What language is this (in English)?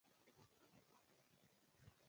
Pashto